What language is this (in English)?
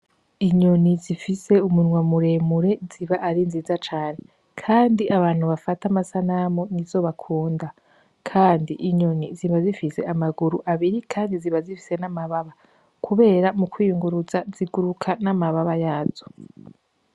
Rundi